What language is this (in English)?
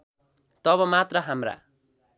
Nepali